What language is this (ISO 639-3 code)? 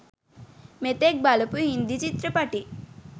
sin